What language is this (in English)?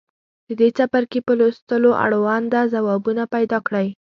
Pashto